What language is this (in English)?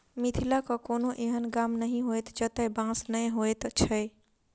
Maithili